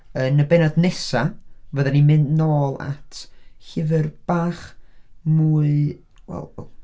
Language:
Welsh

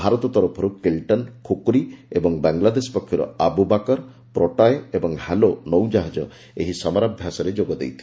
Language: Odia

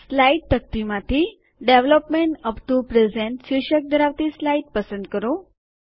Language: Gujarati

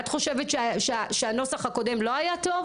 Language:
Hebrew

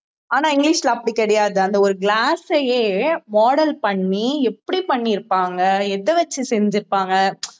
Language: Tamil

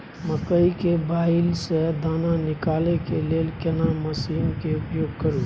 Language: Maithili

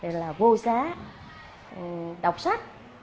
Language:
Vietnamese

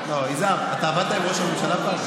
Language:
Hebrew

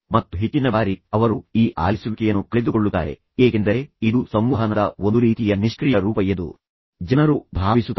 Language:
Kannada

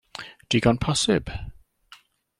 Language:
Welsh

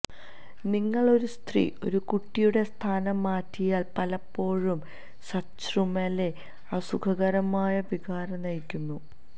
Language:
Malayalam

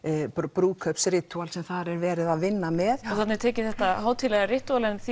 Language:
Icelandic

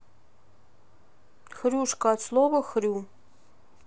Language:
Russian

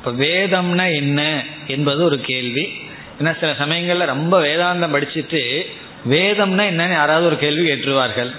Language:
Tamil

